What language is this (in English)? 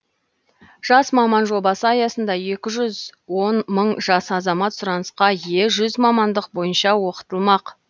Kazakh